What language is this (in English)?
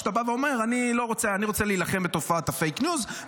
Hebrew